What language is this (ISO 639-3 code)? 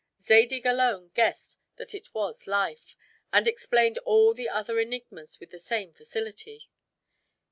eng